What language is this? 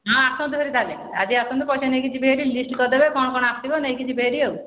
Odia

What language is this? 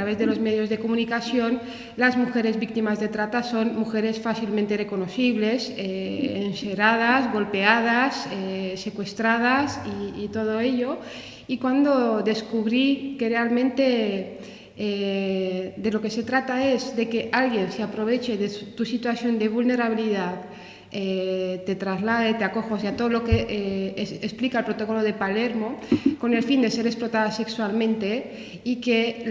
Spanish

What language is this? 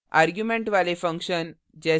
Hindi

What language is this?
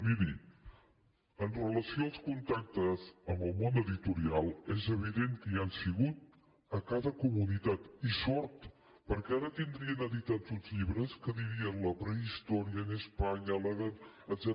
Catalan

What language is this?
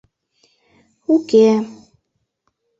Mari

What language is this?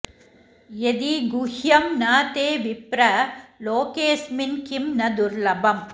Sanskrit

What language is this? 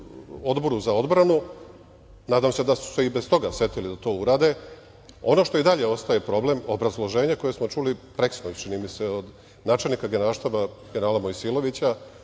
Serbian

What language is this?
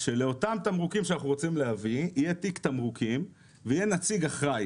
Hebrew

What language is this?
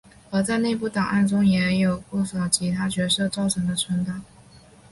Chinese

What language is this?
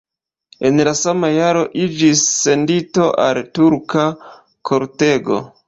Esperanto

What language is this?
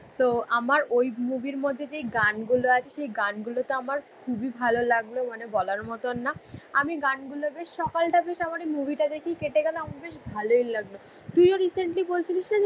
Bangla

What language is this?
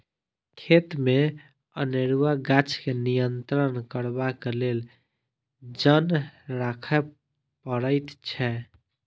Maithili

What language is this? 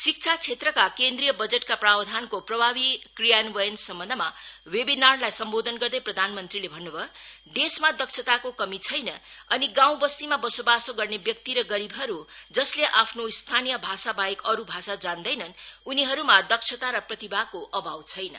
Nepali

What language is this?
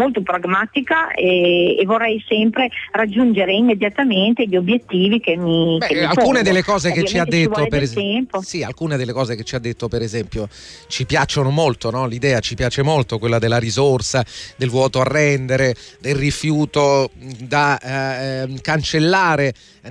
Italian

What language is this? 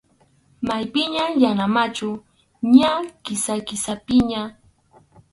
Arequipa-La Unión Quechua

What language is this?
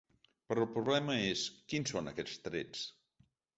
Catalan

